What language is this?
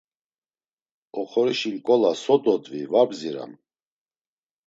Laz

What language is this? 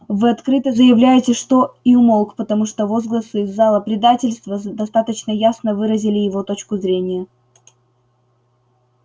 Russian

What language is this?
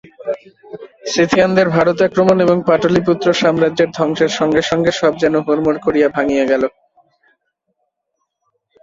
Bangla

